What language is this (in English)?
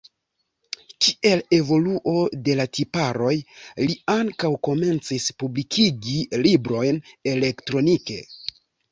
Esperanto